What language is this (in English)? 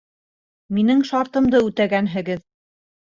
Bashkir